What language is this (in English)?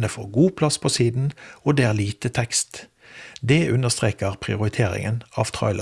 Norwegian